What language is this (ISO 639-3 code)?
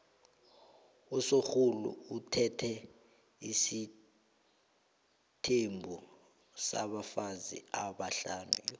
nbl